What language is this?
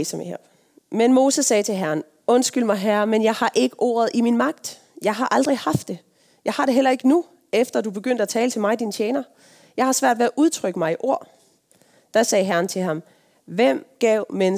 Danish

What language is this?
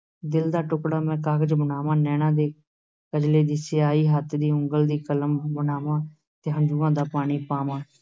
Punjabi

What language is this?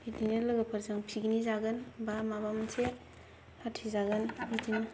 Bodo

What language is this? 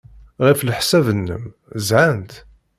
Kabyle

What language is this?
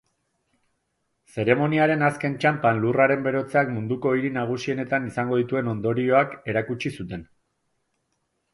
Basque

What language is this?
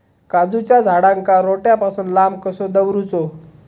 Marathi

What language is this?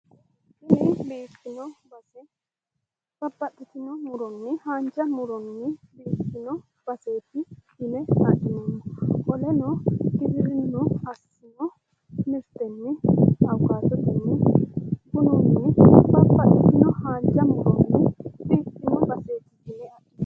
Sidamo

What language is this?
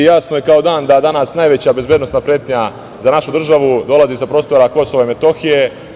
Serbian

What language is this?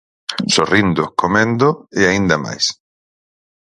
Galician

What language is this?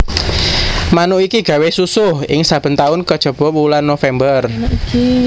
Javanese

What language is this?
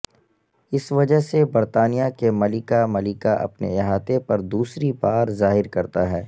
Urdu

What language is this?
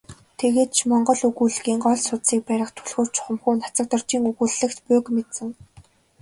Mongolian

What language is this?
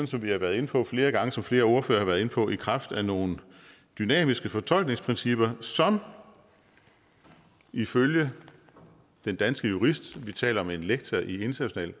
Danish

